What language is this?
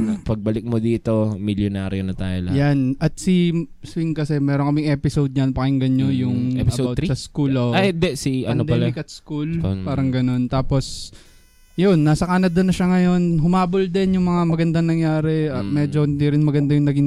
Filipino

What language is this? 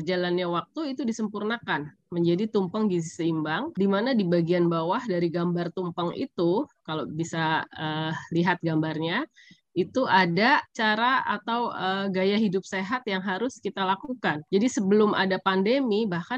Indonesian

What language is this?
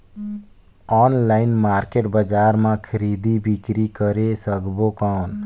Chhattisgarhi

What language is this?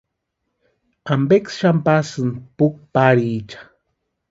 Western Highland Purepecha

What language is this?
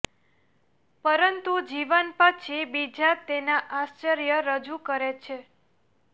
Gujarati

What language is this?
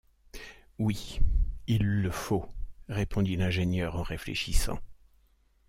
French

